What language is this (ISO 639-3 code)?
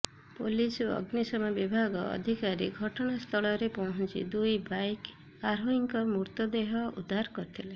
ori